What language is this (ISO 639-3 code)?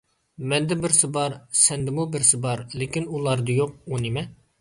uig